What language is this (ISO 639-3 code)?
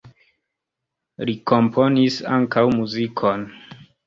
epo